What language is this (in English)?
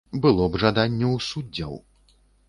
Belarusian